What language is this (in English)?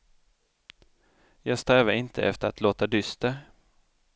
Swedish